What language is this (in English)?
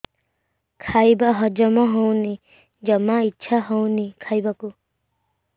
Odia